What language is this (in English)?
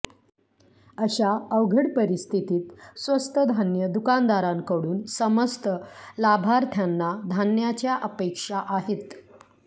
Marathi